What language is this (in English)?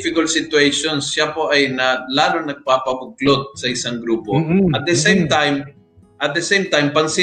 Filipino